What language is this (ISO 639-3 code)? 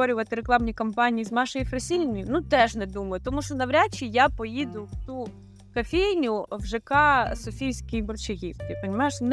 ukr